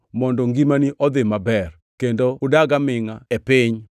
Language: Luo (Kenya and Tanzania)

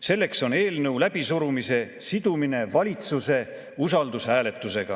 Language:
Estonian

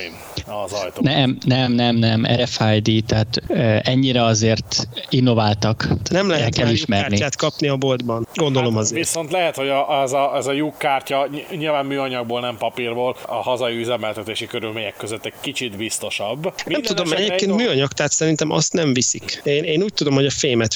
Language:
Hungarian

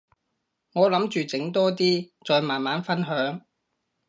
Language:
Cantonese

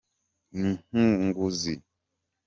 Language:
Kinyarwanda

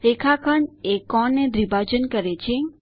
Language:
Gujarati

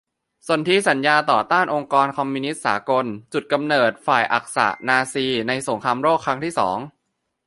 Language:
Thai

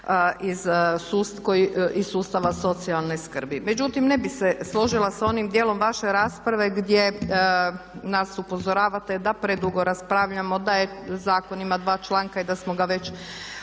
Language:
Croatian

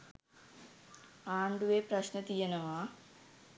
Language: Sinhala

